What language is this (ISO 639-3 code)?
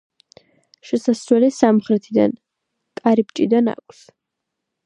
kat